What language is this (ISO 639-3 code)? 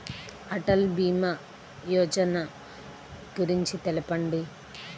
tel